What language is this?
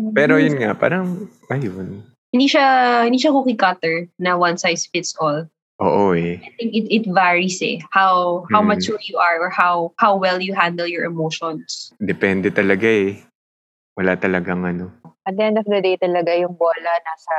Filipino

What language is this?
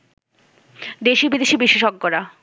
Bangla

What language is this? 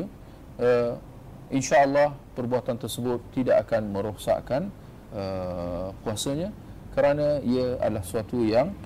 Malay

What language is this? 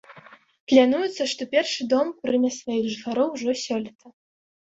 Belarusian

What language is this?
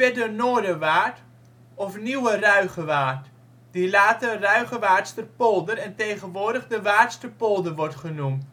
Dutch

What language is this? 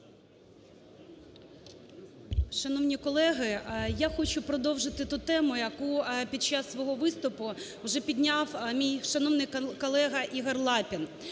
Ukrainian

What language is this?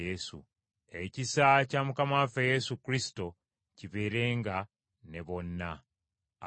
Ganda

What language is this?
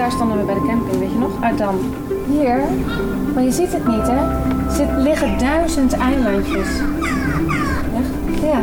Dutch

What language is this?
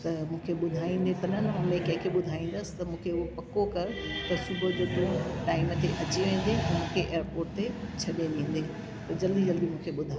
Sindhi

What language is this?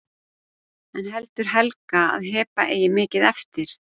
Icelandic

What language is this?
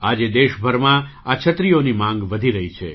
Gujarati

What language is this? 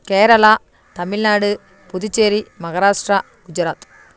Tamil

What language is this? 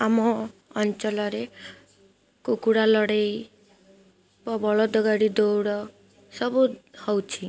Odia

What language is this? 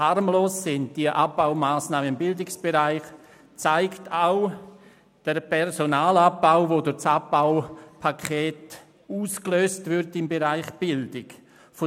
Swiss German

